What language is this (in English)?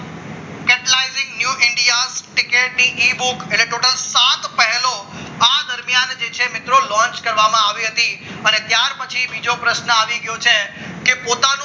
Gujarati